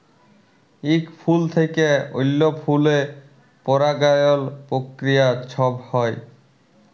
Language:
Bangla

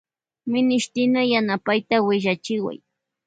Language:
Loja Highland Quichua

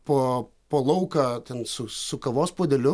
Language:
Lithuanian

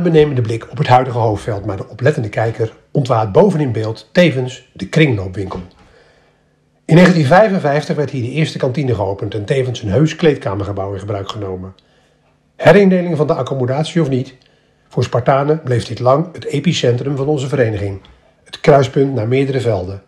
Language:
Dutch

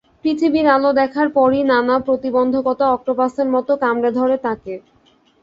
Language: Bangla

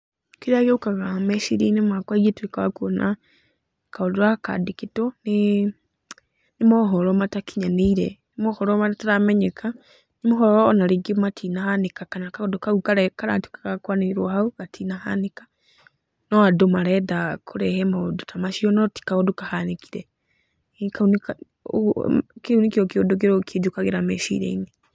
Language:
Kikuyu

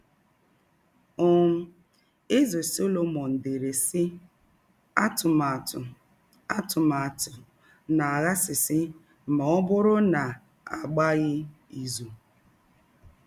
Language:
Igbo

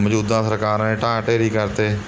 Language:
Punjabi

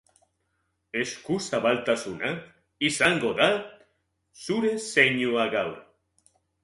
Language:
Basque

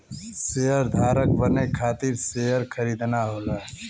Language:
Bhojpuri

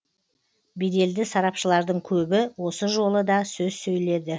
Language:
Kazakh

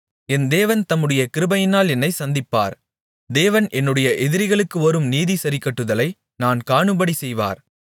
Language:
Tamil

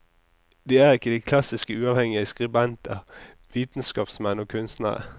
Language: Norwegian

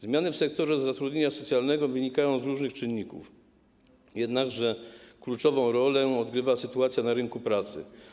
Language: Polish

